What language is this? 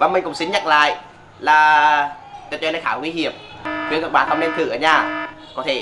Vietnamese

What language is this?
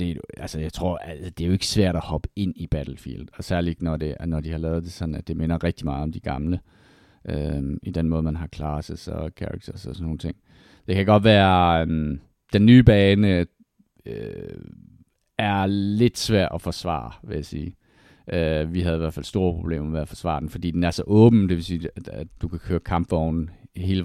Danish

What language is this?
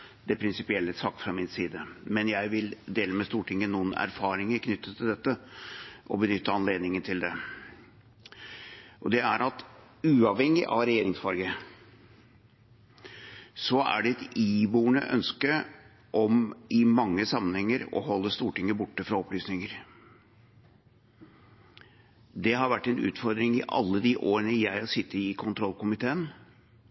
Norwegian Bokmål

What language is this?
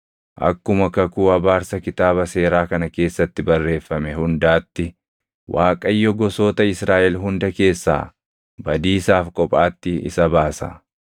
Oromo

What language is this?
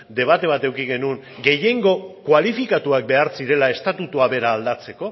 Basque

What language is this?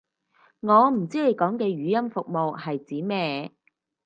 Cantonese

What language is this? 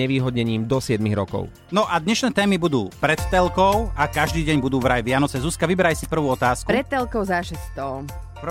Slovak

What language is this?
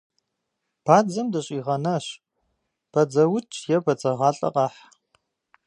Kabardian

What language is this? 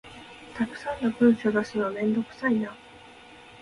Japanese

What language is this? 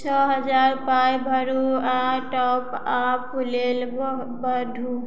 Maithili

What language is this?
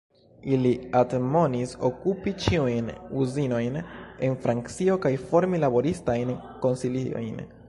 Esperanto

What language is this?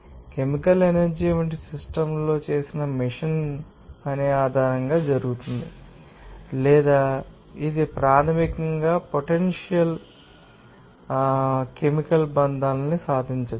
Telugu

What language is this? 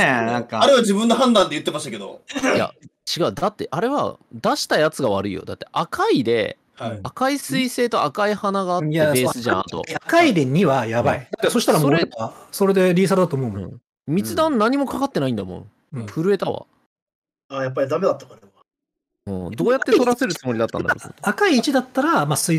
Japanese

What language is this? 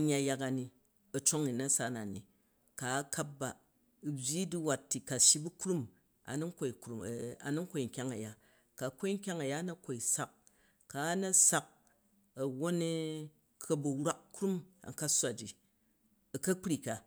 Jju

